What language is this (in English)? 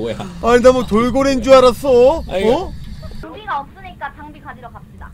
Korean